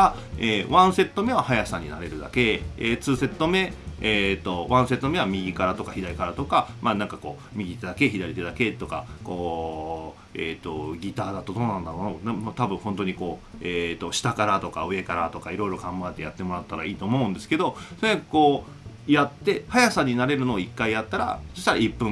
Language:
Japanese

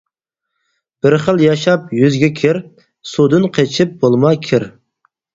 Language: Uyghur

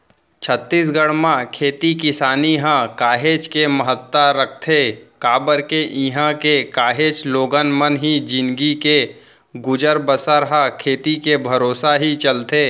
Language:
Chhattisgarhi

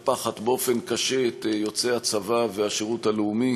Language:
Hebrew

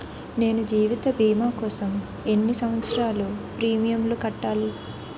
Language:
Telugu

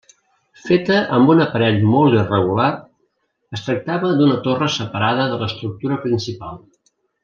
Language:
Catalan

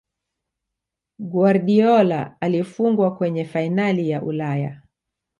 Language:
Swahili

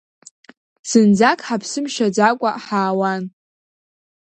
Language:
Abkhazian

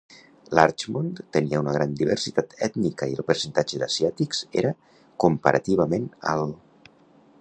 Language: Catalan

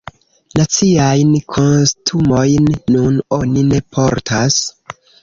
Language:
Esperanto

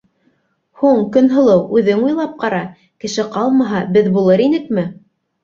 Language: Bashkir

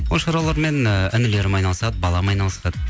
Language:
Kazakh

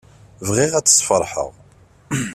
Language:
Kabyle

